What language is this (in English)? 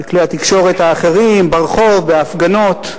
Hebrew